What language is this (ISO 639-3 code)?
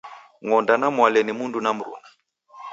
dav